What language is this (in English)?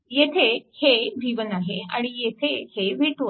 Marathi